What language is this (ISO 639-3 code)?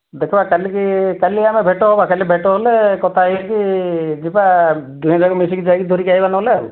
ori